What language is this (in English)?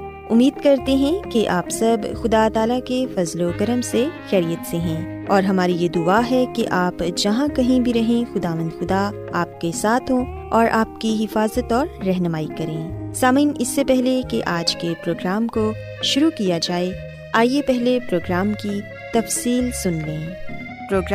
Urdu